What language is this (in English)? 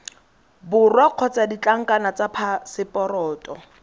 Tswana